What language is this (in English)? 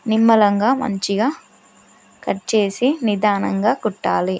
Telugu